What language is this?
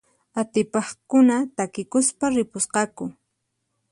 Puno Quechua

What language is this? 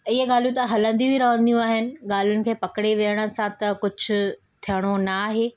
Sindhi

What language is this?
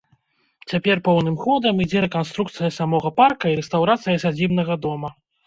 Belarusian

